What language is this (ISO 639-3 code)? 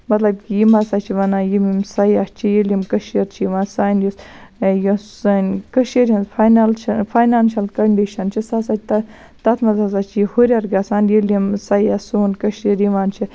kas